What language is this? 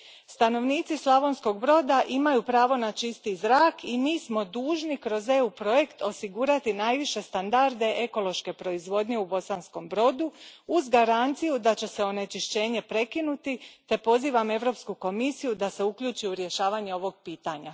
Croatian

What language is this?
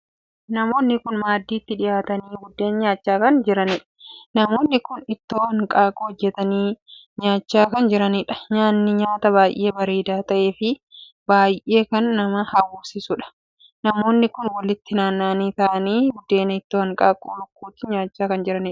Oromo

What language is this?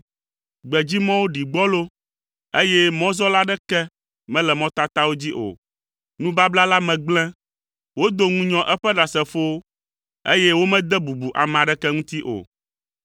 Ewe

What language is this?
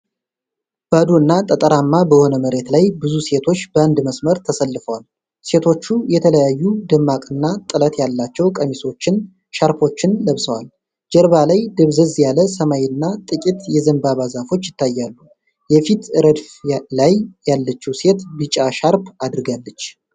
Amharic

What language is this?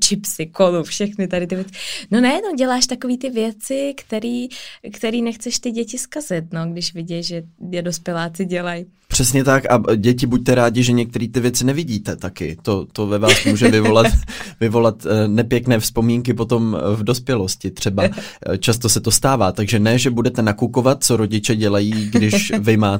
Czech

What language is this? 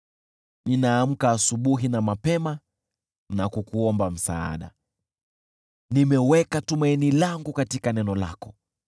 Swahili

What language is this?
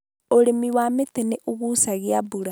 Kikuyu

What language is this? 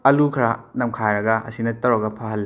Manipuri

